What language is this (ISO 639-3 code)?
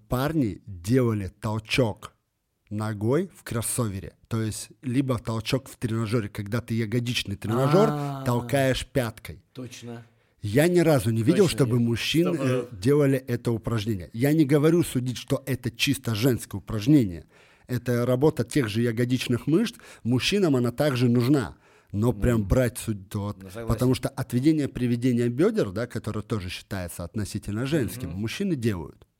rus